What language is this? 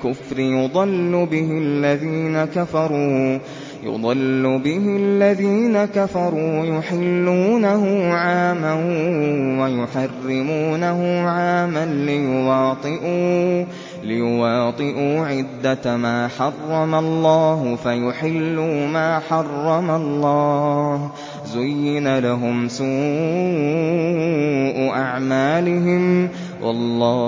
Arabic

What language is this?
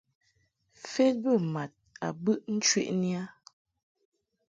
Mungaka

